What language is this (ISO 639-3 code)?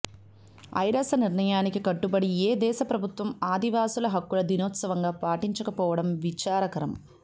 tel